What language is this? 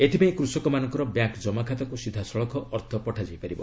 Odia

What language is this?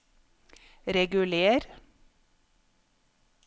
Norwegian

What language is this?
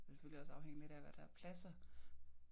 Danish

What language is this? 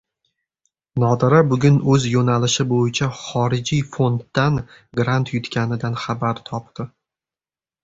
Uzbek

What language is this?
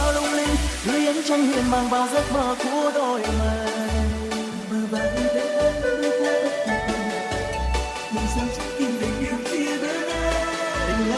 Vietnamese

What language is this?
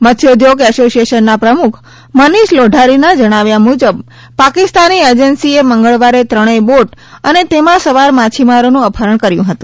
Gujarati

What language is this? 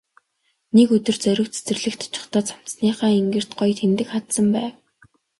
Mongolian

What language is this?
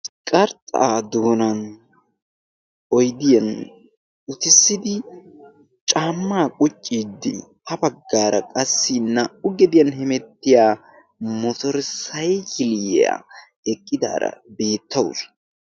Wolaytta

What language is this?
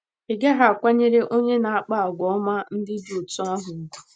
Igbo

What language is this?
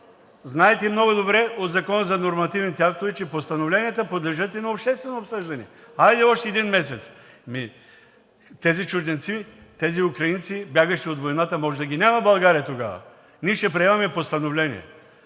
Bulgarian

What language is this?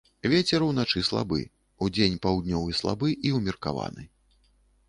Belarusian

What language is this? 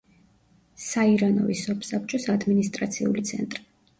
Georgian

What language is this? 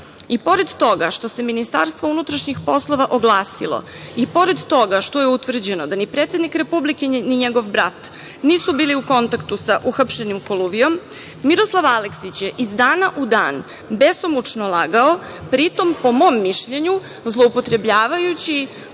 Serbian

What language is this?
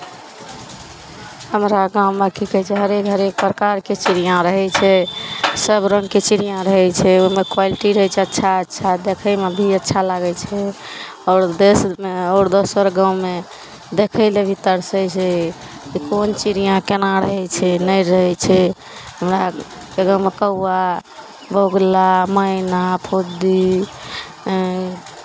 Maithili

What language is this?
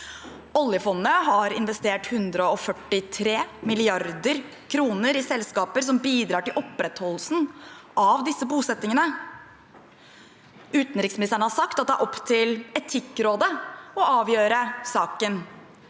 Norwegian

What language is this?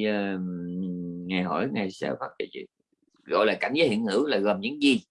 Vietnamese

